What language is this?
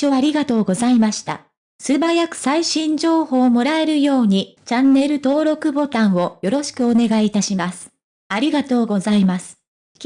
Japanese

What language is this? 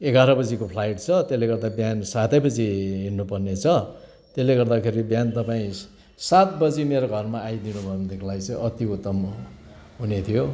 Nepali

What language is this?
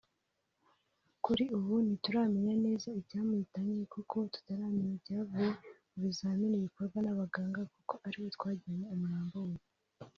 Kinyarwanda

